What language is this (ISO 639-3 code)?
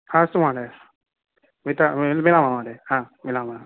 san